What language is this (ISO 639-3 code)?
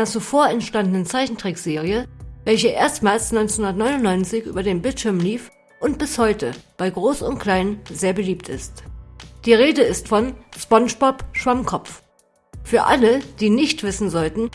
deu